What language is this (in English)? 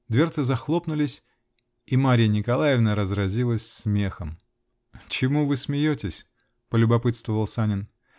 Russian